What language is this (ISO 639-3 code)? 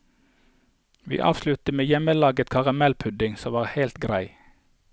nor